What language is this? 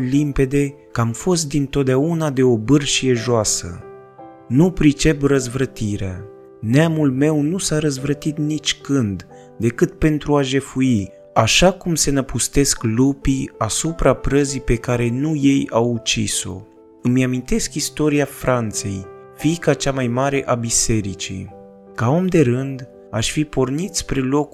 Romanian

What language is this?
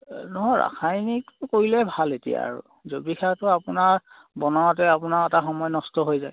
Assamese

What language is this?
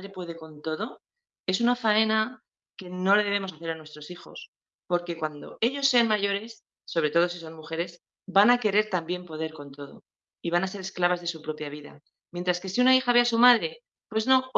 Spanish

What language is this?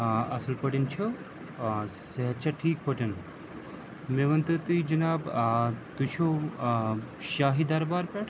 Kashmiri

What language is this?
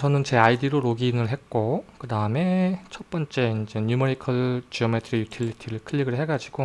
Korean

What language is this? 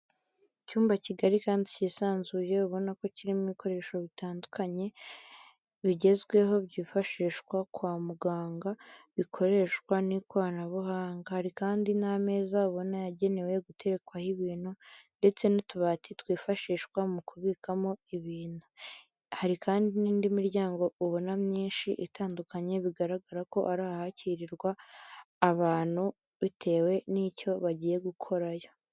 Kinyarwanda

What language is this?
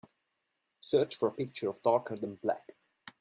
English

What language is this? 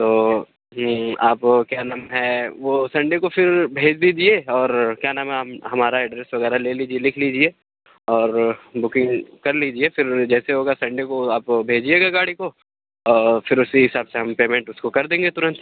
Urdu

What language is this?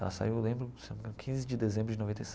Portuguese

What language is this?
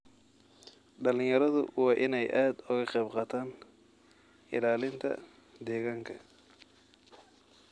Somali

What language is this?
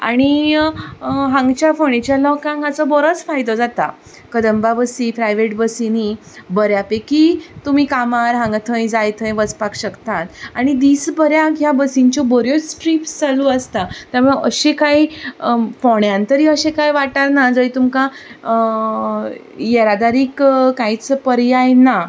Konkani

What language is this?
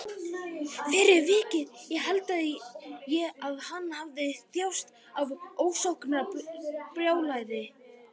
Icelandic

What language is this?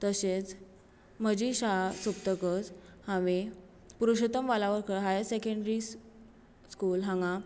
Konkani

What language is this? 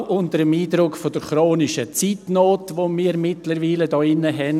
Swiss German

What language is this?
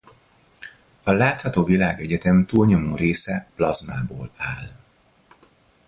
Hungarian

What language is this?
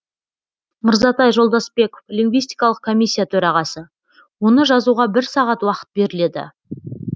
Kazakh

